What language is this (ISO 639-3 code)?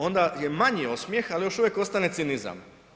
hrv